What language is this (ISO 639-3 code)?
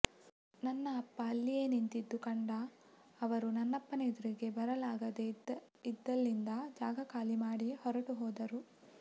kan